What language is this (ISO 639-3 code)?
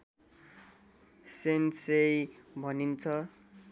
nep